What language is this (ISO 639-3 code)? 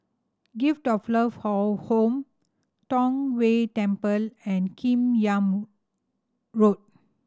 eng